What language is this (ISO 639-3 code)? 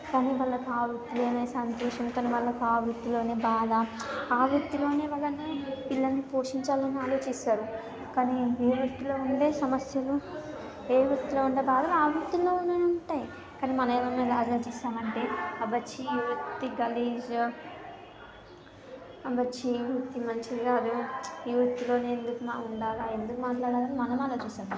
tel